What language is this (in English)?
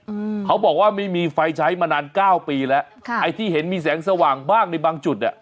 Thai